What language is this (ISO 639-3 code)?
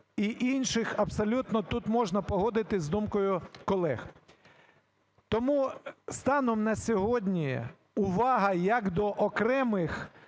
ukr